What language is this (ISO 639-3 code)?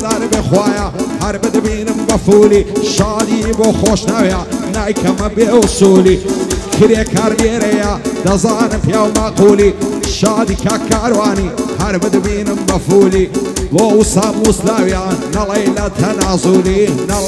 ron